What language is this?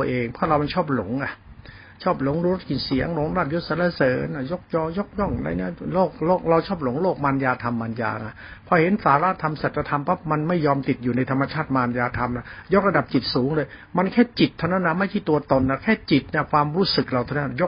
Thai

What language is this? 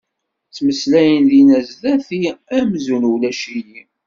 Kabyle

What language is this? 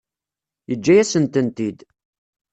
Kabyle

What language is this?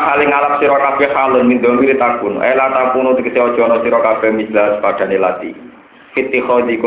Indonesian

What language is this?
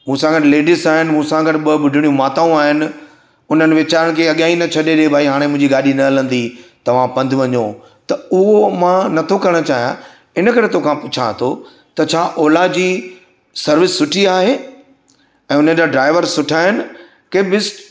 Sindhi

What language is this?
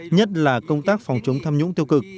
Vietnamese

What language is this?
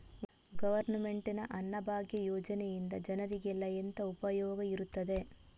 Kannada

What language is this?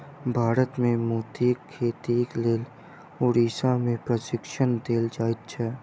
Maithili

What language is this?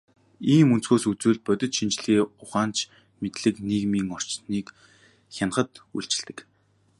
Mongolian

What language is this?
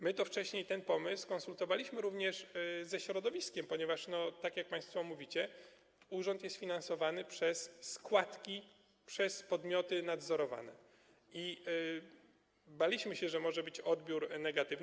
Polish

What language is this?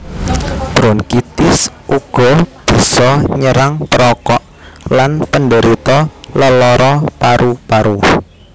Javanese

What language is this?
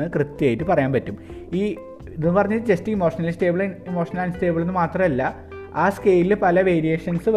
Malayalam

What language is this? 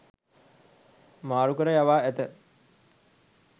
Sinhala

